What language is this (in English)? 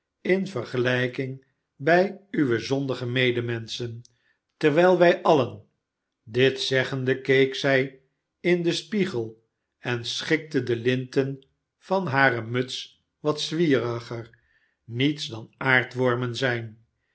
Dutch